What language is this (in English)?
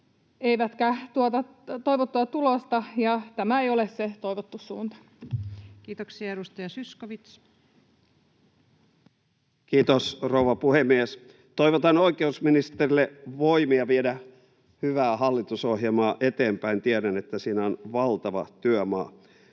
Finnish